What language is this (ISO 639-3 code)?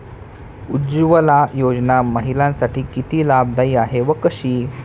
mar